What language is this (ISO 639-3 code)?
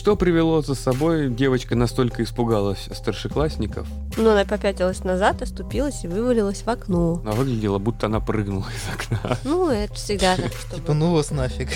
rus